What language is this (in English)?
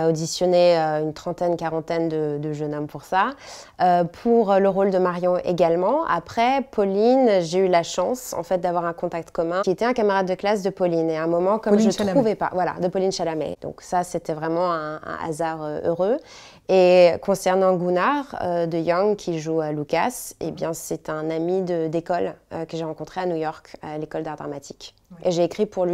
French